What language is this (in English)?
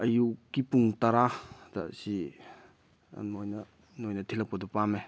Manipuri